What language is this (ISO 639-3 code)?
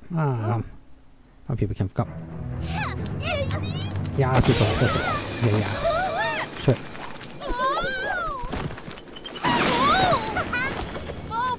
deu